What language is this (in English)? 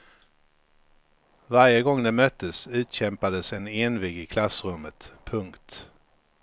Swedish